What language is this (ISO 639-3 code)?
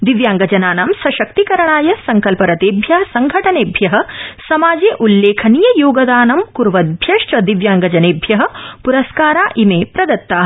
san